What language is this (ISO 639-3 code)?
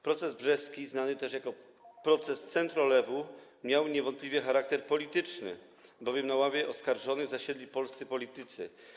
pol